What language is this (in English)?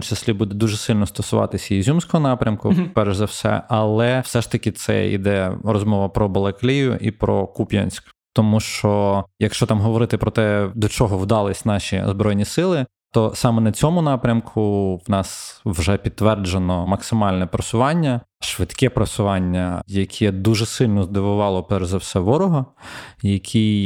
Ukrainian